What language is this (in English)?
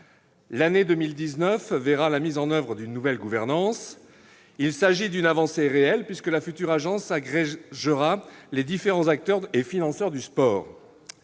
French